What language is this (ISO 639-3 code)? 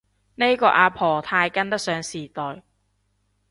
yue